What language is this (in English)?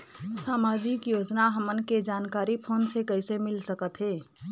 Chhattisgarhi